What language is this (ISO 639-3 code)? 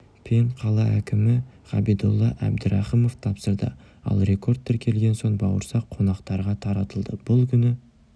kaz